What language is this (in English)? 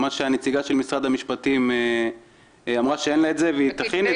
Hebrew